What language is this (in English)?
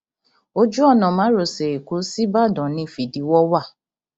Yoruba